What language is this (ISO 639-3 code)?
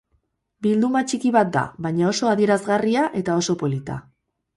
eus